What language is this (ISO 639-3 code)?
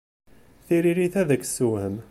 kab